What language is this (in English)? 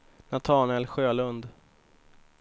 Swedish